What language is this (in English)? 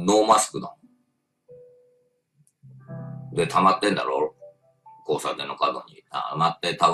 Japanese